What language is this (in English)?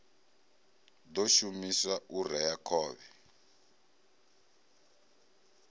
Venda